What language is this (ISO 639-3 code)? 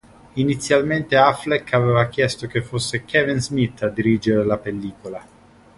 ita